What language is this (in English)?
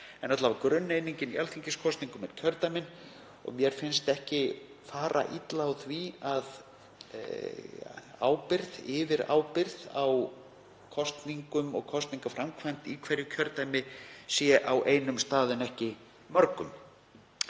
Icelandic